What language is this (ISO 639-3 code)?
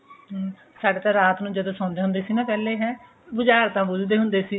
pan